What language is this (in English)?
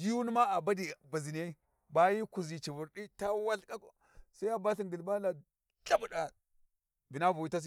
Warji